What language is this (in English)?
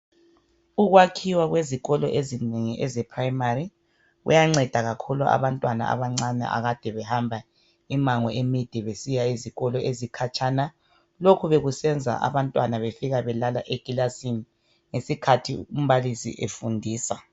North Ndebele